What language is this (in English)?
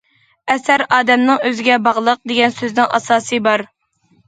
Uyghur